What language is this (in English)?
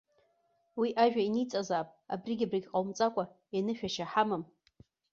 Abkhazian